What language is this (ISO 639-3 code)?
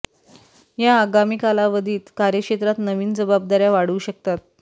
mar